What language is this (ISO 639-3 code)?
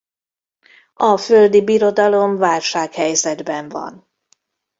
hun